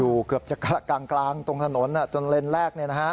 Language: Thai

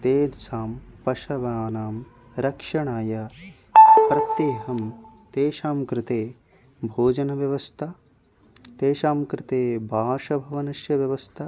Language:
Sanskrit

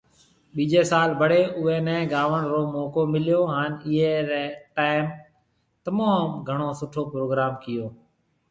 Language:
Marwari (Pakistan)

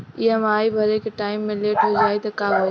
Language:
Bhojpuri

